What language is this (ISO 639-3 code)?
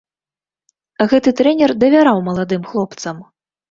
bel